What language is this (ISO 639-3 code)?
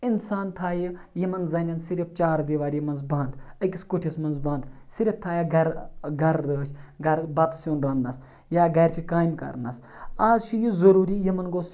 kas